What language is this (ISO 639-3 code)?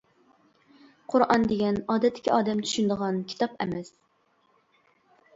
uig